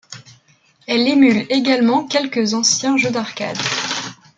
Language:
French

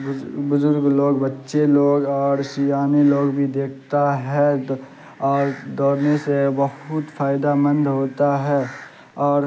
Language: Urdu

